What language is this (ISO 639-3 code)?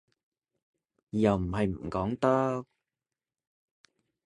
yue